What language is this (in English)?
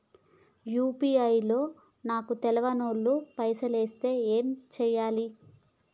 Telugu